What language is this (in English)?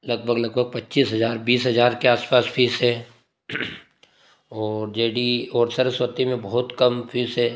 Hindi